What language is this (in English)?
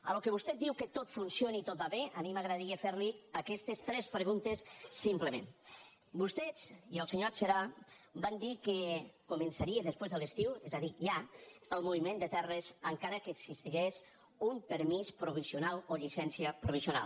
Catalan